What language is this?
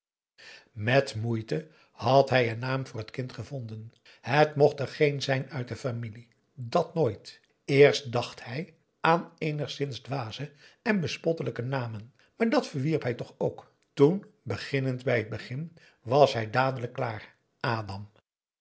Dutch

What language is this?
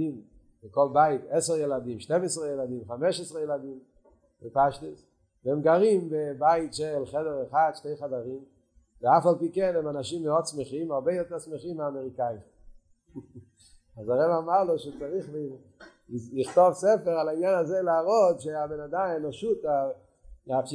Hebrew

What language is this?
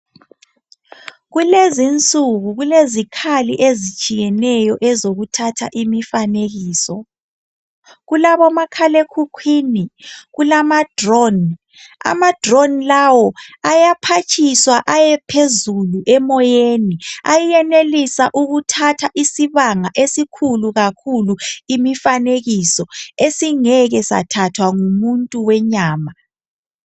North Ndebele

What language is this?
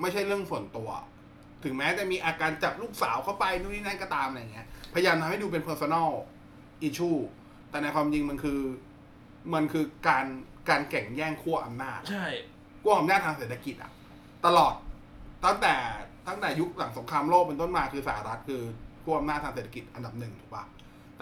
Thai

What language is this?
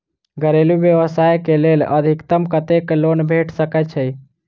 Maithili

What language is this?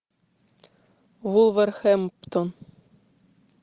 Russian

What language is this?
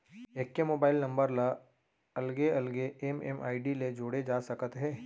Chhattisgarhi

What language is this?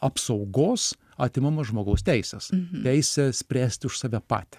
Lithuanian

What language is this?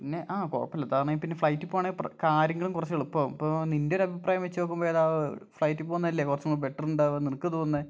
Malayalam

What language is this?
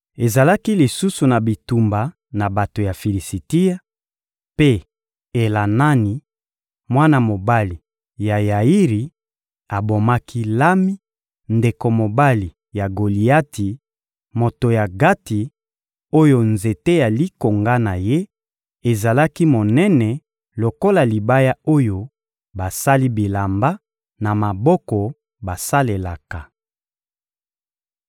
Lingala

